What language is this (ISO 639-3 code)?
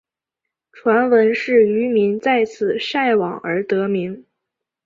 zho